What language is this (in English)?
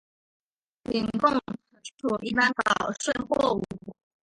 Chinese